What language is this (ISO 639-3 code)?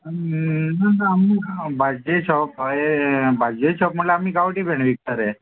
kok